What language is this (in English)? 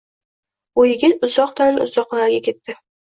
Uzbek